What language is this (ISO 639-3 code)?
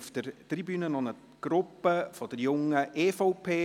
gsw